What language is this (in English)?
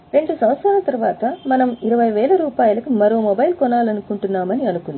Telugu